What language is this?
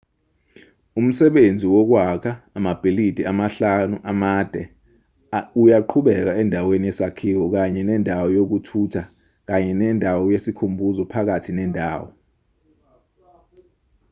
Zulu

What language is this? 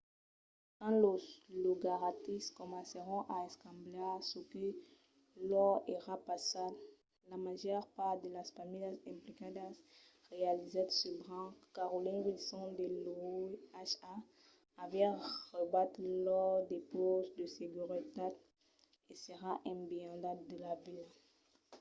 Occitan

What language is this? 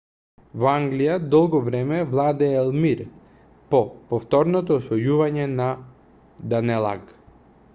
Macedonian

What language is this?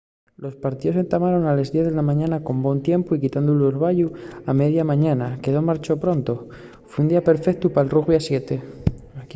Asturian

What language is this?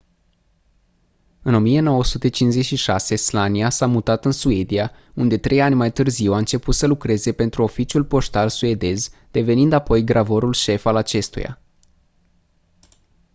Romanian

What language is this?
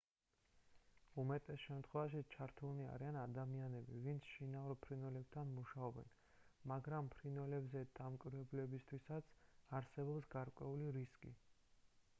Georgian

